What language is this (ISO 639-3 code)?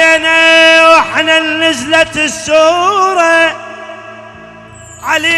ara